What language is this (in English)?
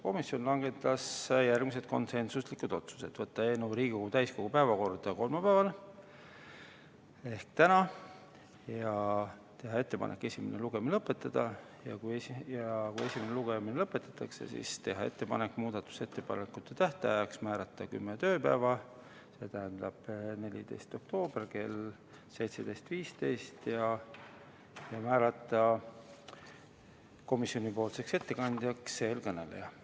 Estonian